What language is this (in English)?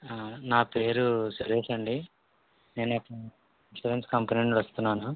Telugu